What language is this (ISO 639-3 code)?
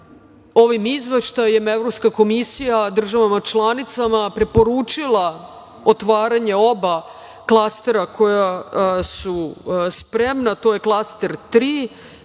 srp